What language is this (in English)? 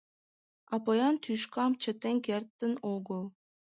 Mari